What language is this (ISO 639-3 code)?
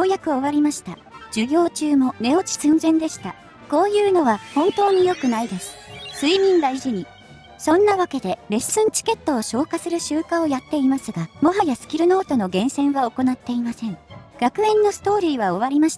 jpn